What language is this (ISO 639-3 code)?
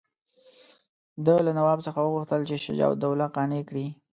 pus